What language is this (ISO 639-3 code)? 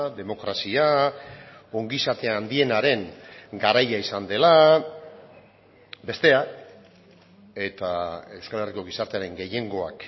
eus